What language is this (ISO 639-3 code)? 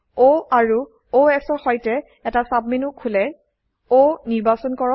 asm